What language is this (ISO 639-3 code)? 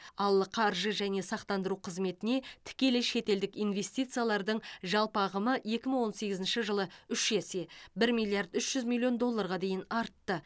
kaz